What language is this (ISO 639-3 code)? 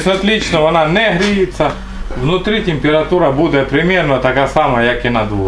rus